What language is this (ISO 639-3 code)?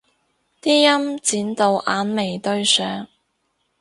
yue